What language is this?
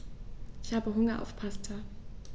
German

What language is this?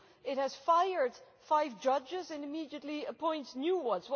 English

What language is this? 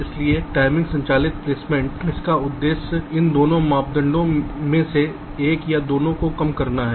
Hindi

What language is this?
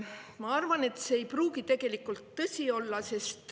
Estonian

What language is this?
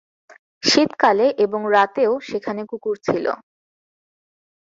Bangla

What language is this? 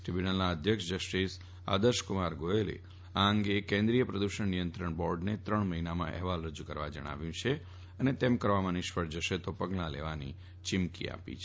Gujarati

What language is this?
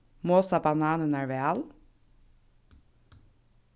Faroese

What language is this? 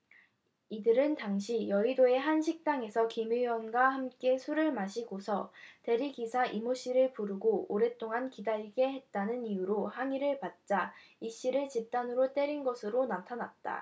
Korean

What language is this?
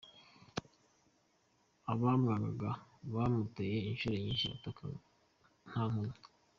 Kinyarwanda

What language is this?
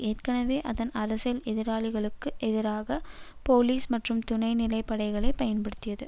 Tamil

